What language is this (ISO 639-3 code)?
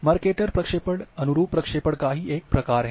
hin